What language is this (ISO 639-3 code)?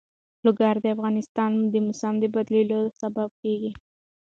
pus